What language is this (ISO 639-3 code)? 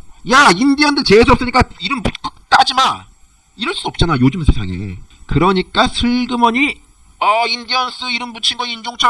kor